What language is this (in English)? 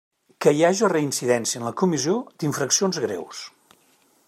Catalan